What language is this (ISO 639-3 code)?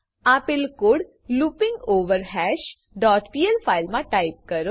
guj